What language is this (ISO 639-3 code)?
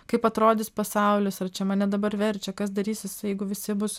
lit